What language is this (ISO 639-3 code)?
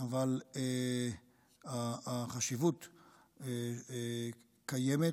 heb